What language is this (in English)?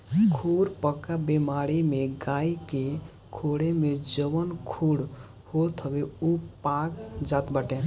Bhojpuri